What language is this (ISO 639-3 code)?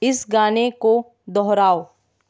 hin